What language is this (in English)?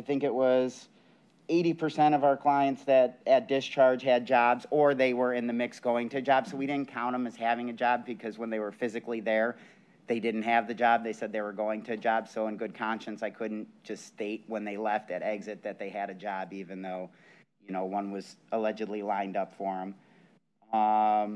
English